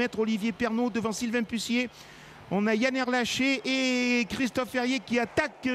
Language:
French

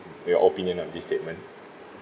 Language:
English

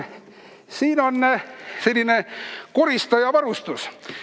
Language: Estonian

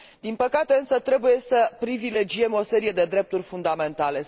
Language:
Romanian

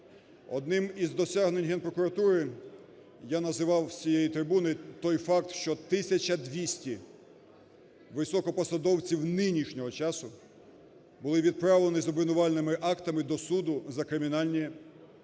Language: Ukrainian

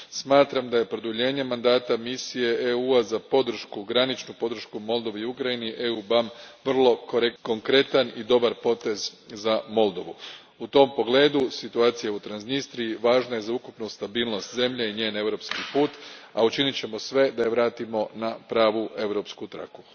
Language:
Croatian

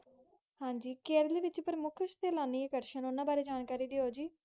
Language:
Punjabi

